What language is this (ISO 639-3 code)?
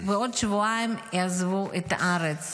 heb